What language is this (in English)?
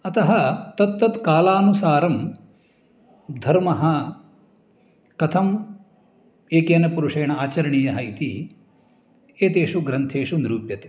Sanskrit